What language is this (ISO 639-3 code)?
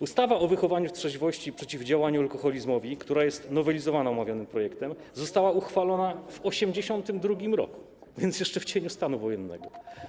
pol